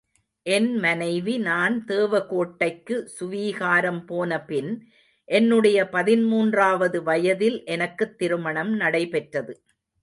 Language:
Tamil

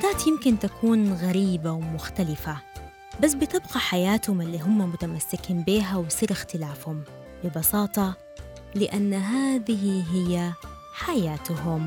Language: Arabic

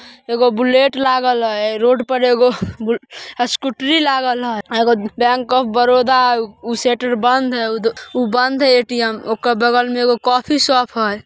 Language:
Magahi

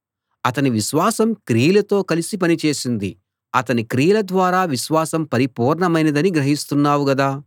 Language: Telugu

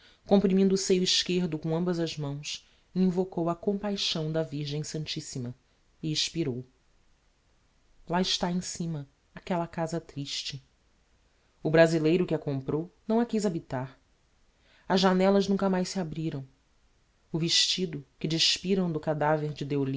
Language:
Portuguese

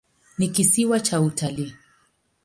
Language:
Swahili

